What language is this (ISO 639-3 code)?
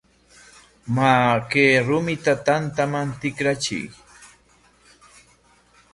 qwa